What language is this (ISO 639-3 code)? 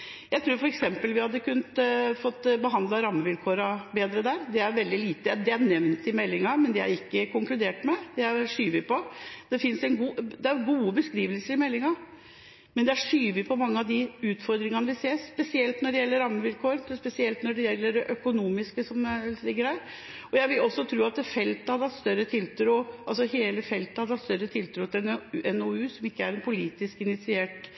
nob